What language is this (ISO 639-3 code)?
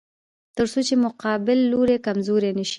pus